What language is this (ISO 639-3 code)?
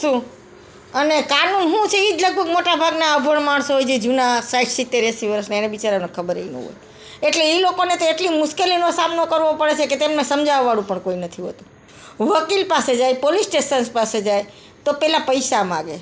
guj